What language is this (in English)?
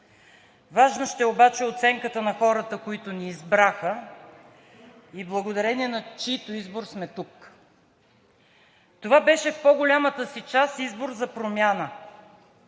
Bulgarian